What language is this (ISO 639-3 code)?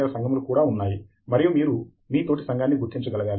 tel